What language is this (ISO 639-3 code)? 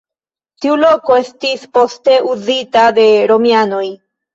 epo